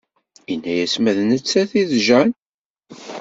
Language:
Kabyle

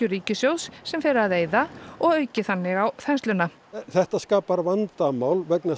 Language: Icelandic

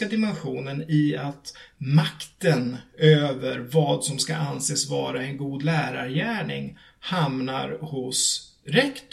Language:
Swedish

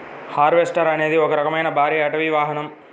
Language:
Telugu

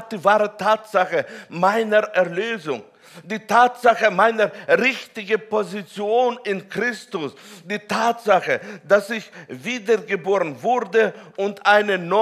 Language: German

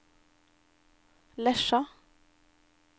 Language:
Norwegian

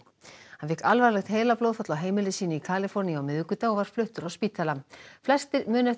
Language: Icelandic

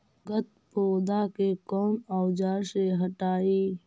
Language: Magahi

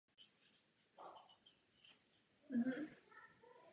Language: Czech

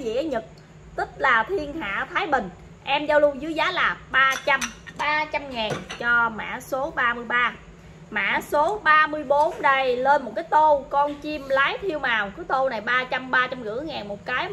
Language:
Vietnamese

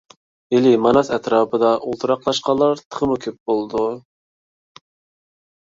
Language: Uyghur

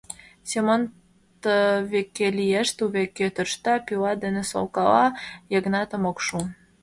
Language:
Mari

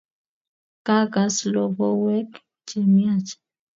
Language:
Kalenjin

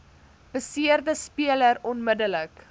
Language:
Afrikaans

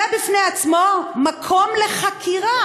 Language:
Hebrew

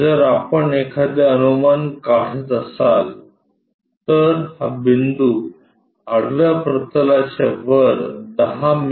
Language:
Marathi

